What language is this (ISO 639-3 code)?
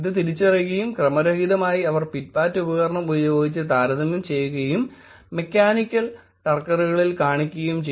mal